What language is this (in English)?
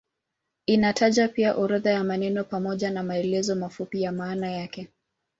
Swahili